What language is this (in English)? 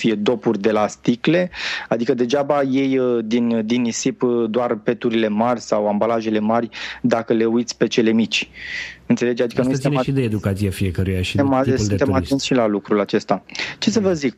Romanian